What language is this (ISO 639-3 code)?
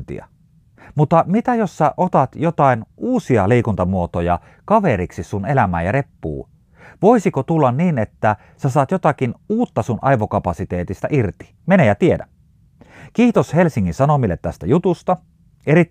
fin